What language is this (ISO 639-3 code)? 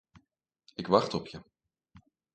nld